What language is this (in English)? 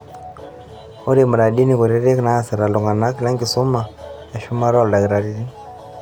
Masai